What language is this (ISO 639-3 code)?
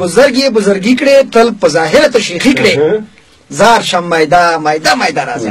fas